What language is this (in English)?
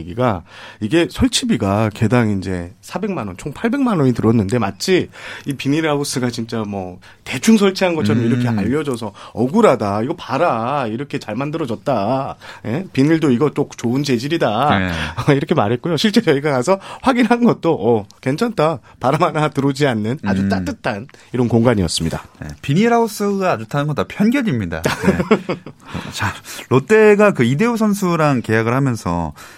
Korean